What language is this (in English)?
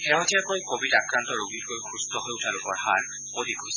Assamese